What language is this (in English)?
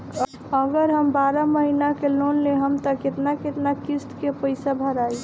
Bhojpuri